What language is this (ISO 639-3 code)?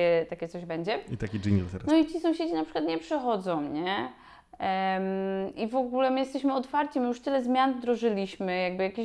pol